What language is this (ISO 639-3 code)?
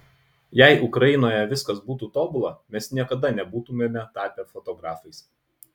lit